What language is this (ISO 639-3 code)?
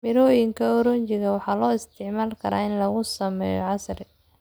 som